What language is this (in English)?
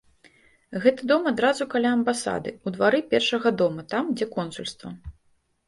Belarusian